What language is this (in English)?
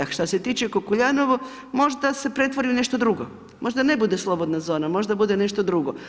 Croatian